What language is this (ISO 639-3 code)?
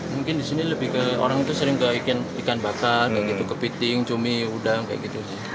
ind